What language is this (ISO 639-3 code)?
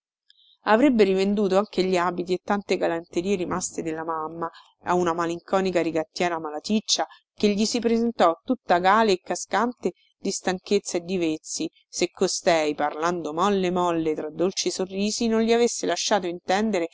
ita